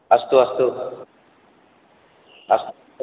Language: Sanskrit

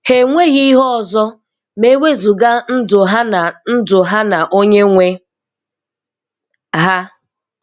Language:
Igbo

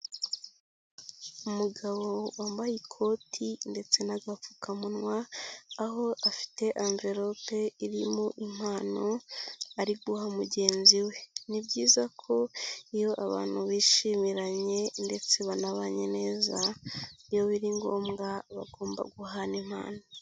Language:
Kinyarwanda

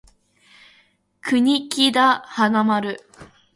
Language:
Japanese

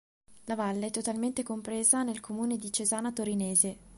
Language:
Italian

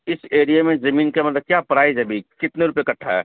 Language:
Urdu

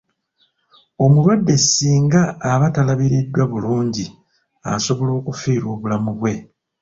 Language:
Ganda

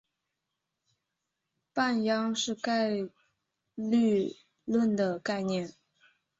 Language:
Chinese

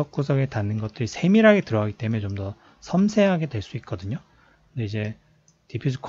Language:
Korean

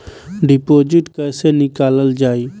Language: Bhojpuri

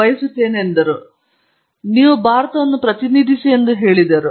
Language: Kannada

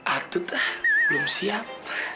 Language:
Indonesian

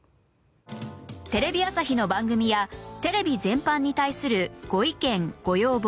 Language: Japanese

